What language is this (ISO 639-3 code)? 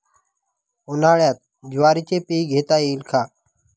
mar